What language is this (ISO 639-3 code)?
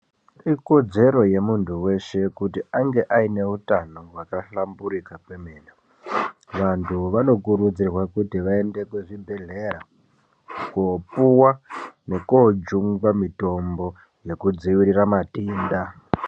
ndc